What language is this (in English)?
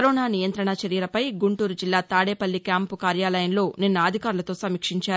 Telugu